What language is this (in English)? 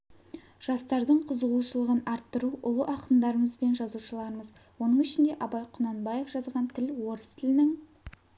Kazakh